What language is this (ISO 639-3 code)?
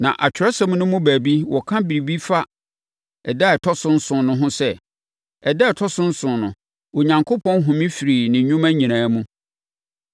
aka